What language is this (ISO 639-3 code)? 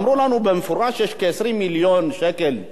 heb